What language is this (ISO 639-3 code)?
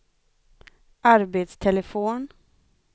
swe